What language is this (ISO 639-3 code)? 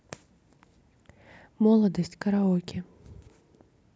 rus